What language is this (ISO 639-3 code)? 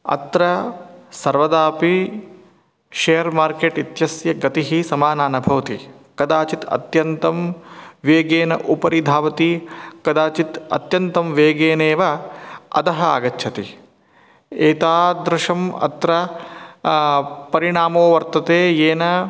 san